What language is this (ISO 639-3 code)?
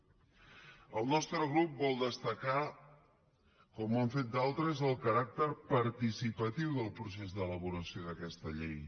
cat